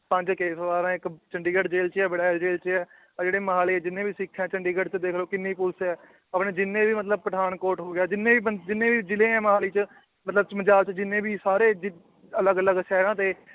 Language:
Punjabi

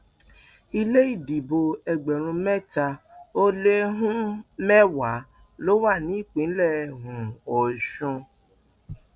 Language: Yoruba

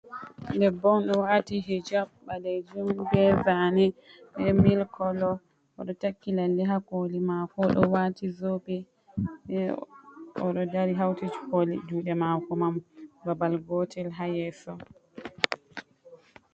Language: Fula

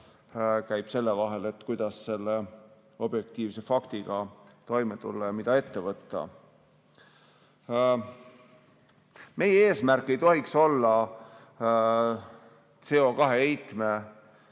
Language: Estonian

